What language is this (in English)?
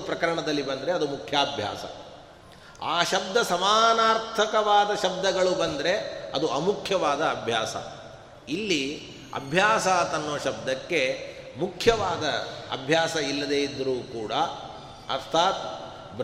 Kannada